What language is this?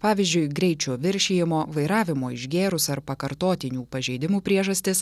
Lithuanian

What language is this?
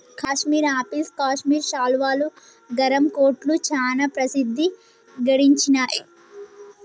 Telugu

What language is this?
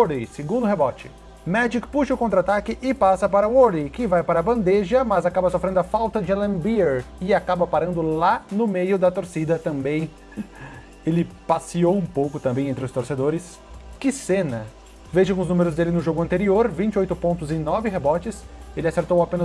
Portuguese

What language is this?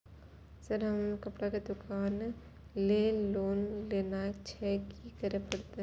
Maithili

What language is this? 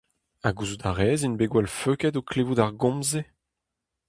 Breton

